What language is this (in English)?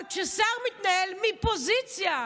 Hebrew